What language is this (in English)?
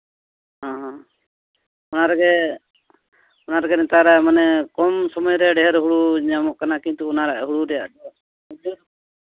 Santali